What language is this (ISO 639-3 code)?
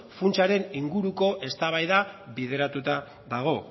eus